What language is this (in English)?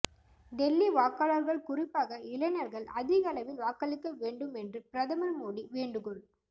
Tamil